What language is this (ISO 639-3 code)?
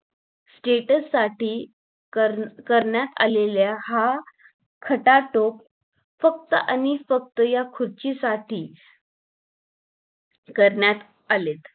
mar